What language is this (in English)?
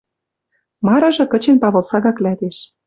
Western Mari